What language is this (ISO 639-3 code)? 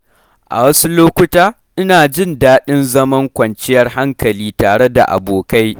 hau